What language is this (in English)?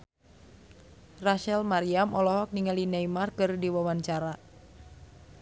Sundanese